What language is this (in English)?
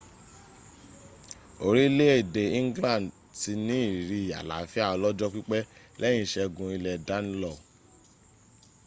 Yoruba